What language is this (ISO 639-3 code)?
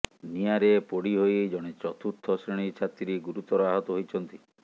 ori